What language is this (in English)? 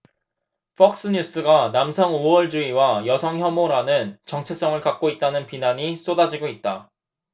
Korean